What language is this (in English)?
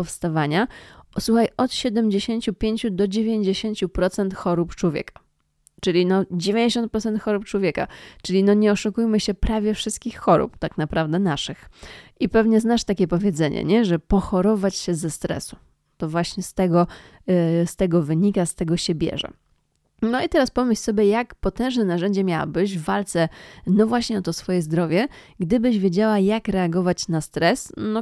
Polish